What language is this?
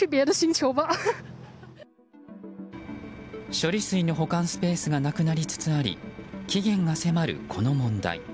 Japanese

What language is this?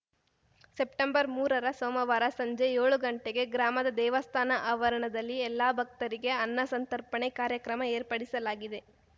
Kannada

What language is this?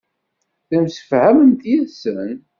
Kabyle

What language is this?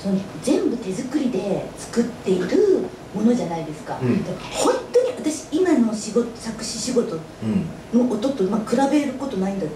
Japanese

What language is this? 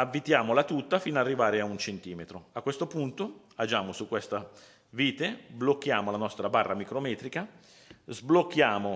Italian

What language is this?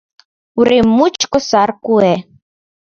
Mari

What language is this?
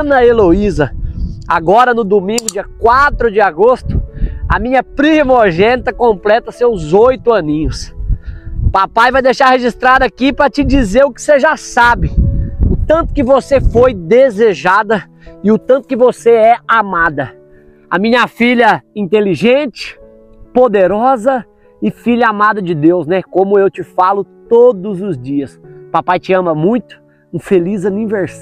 Portuguese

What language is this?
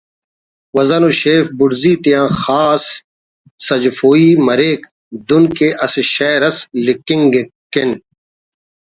Brahui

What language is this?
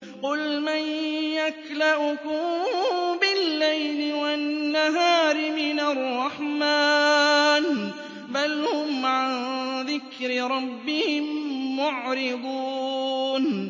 Arabic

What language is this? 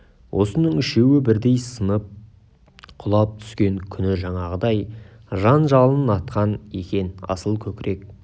Kazakh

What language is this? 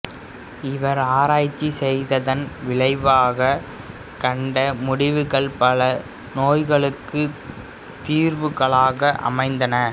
Tamil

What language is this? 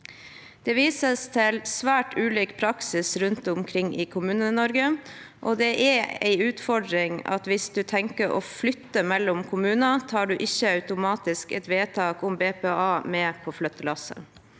Norwegian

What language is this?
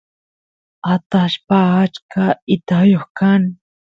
Santiago del Estero Quichua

